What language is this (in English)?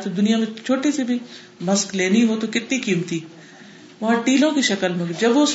Urdu